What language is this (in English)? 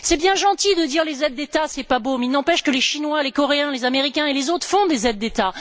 French